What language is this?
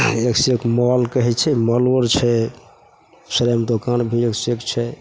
Maithili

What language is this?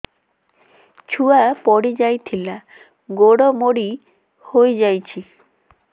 Odia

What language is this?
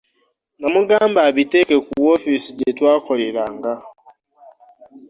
Ganda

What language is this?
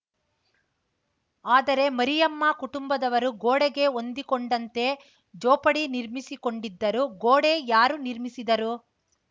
Kannada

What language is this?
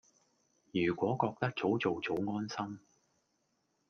Cantonese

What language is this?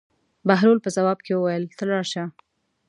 Pashto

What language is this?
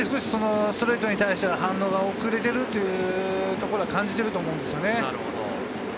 Japanese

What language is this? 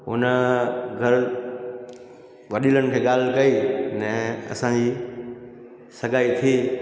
Sindhi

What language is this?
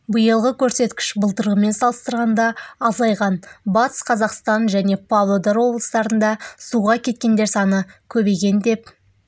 Kazakh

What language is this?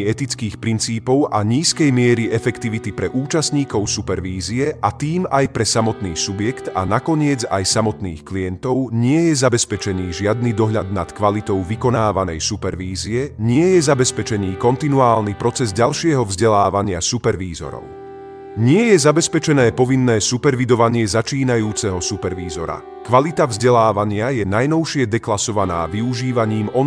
Slovak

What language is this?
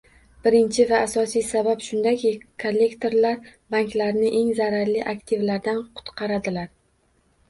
Uzbek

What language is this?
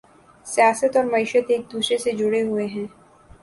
Urdu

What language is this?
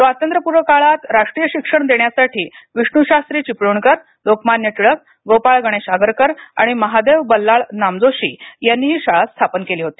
Marathi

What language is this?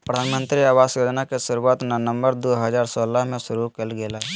Magahi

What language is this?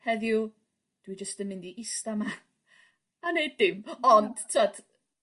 Welsh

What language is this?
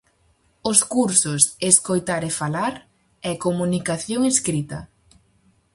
Galician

